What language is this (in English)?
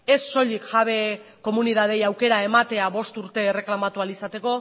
Basque